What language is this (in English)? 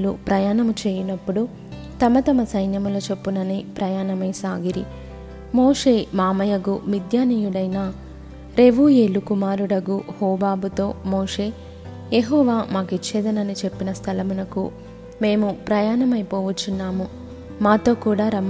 Telugu